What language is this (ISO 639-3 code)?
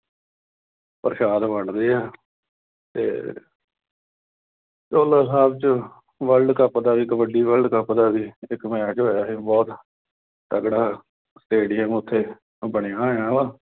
pan